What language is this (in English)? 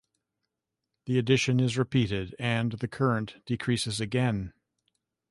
English